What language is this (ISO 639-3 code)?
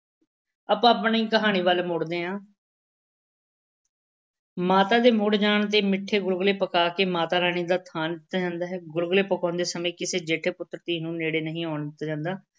pan